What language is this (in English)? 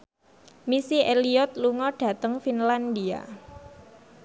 Javanese